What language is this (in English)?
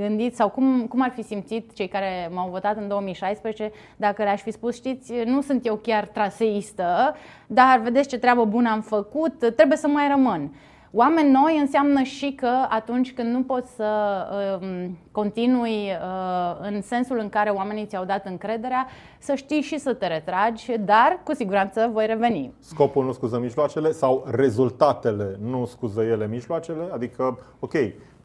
Romanian